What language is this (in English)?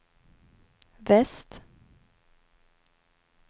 Swedish